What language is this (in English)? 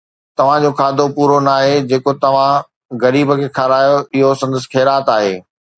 Sindhi